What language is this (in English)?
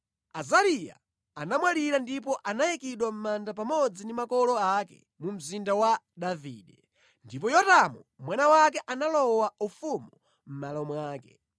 Nyanja